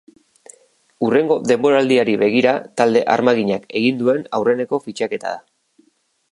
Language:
Basque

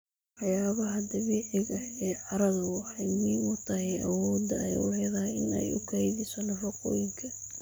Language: Somali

